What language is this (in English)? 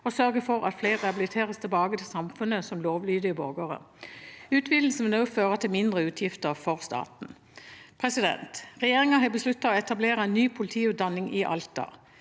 Norwegian